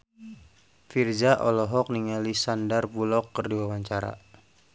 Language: Sundanese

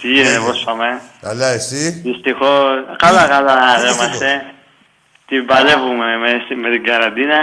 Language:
Greek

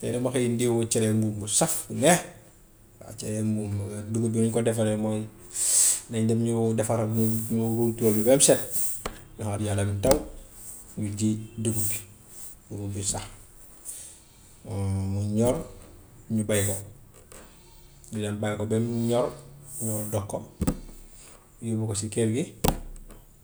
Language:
Gambian Wolof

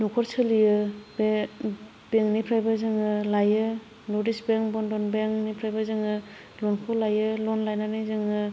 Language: Bodo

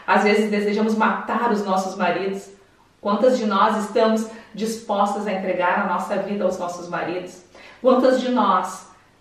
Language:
Portuguese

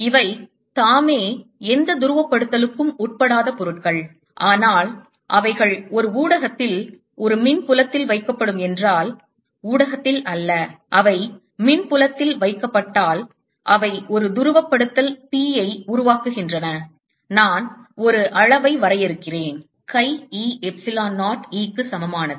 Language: Tamil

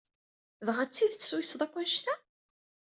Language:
Kabyle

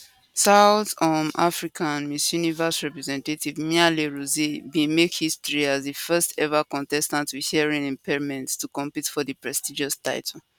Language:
Nigerian Pidgin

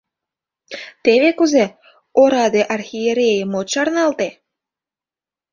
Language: Mari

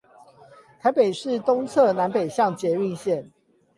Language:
Chinese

